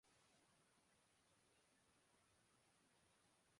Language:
Urdu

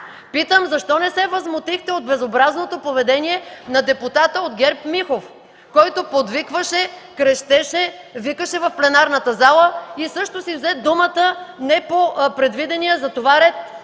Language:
Bulgarian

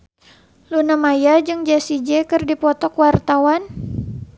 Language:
Sundanese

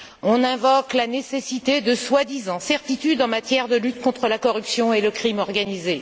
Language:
French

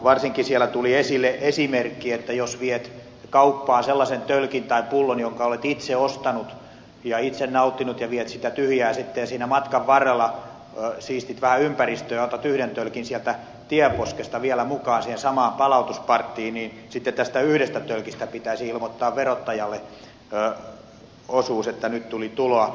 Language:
Finnish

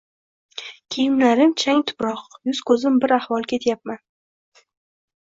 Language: Uzbek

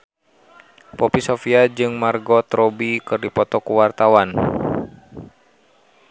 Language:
Sundanese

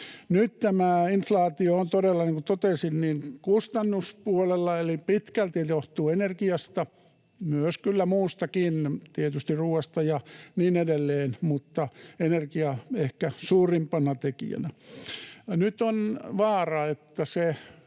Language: Finnish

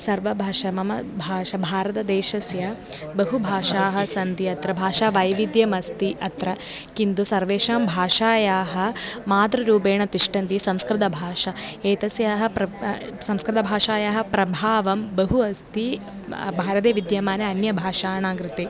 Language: Sanskrit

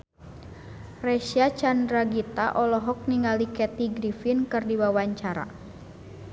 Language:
Sundanese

